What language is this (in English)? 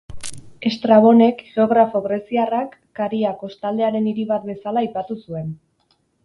Basque